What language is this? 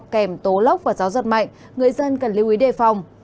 Vietnamese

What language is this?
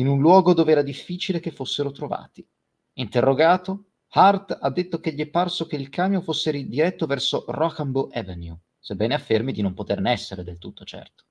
Italian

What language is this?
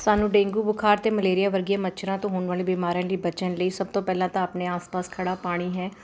Punjabi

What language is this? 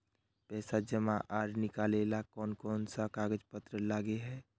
Magahi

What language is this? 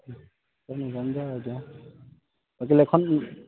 Assamese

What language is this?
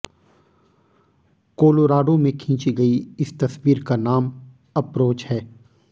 Hindi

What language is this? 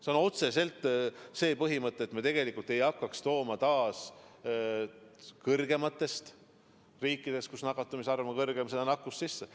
Estonian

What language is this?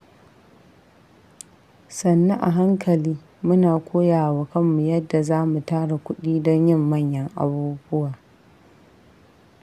Hausa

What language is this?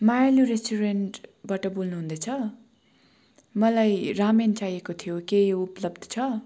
Nepali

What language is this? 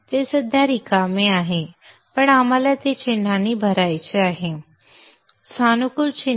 Marathi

